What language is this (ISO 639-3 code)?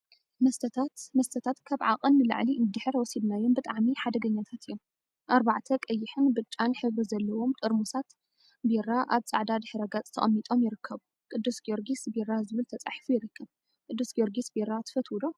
tir